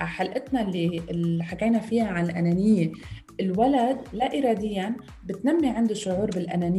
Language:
Arabic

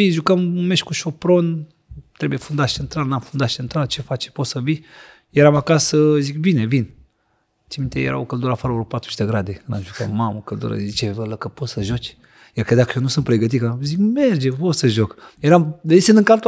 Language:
Romanian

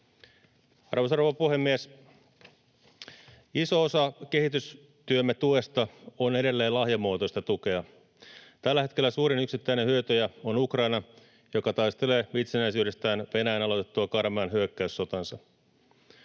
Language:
Finnish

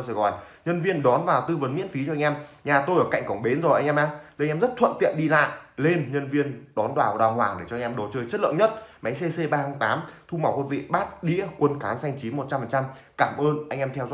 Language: Vietnamese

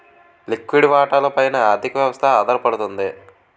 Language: Telugu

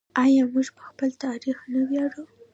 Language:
Pashto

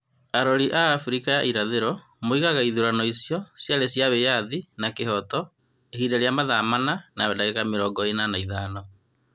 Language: Kikuyu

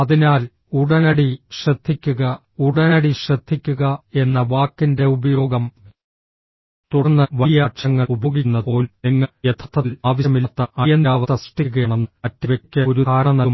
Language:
Malayalam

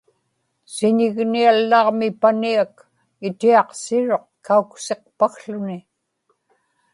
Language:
Inupiaq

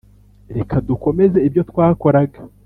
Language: Kinyarwanda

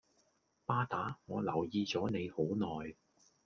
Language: Cantonese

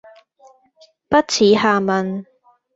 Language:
Cantonese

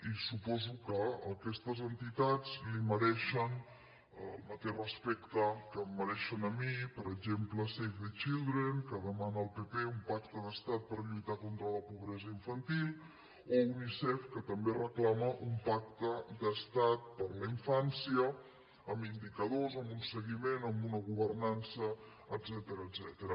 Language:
Catalan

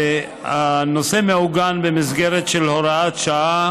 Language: Hebrew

